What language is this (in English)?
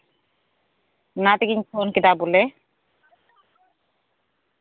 Santali